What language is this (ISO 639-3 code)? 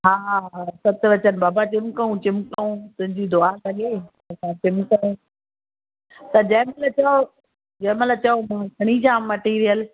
snd